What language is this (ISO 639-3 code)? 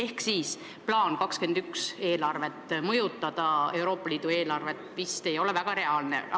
est